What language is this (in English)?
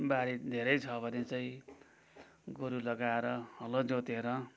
Nepali